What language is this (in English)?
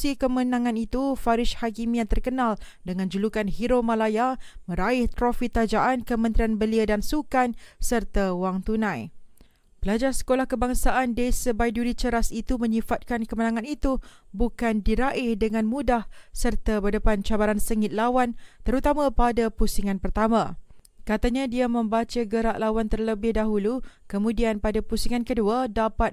Malay